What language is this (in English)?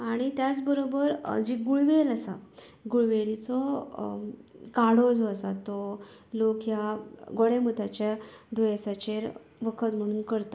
Konkani